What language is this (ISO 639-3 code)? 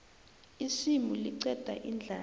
nbl